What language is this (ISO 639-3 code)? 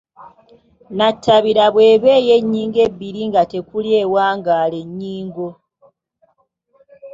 lug